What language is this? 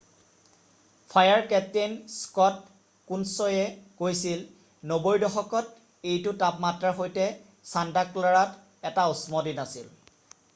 Assamese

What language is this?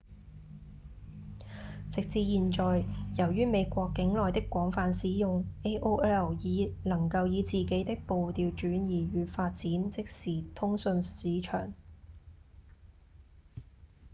Cantonese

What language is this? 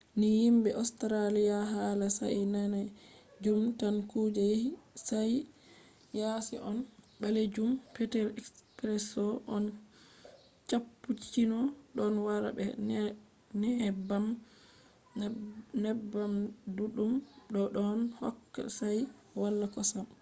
Fula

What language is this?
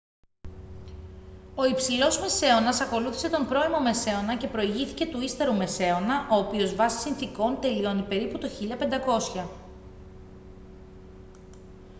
Greek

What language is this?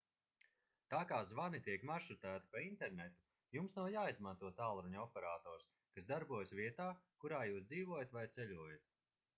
Latvian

